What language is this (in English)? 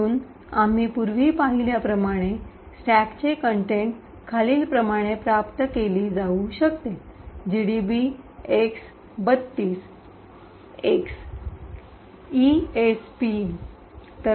Marathi